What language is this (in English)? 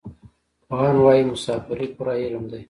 Pashto